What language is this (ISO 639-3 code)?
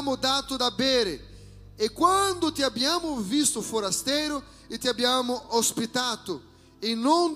ita